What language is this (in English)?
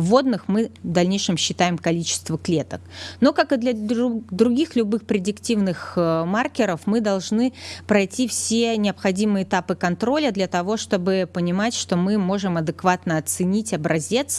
Russian